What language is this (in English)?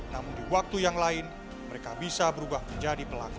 Indonesian